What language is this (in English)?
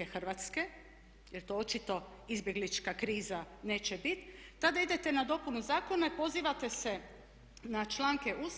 Croatian